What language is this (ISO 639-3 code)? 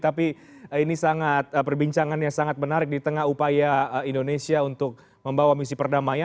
ind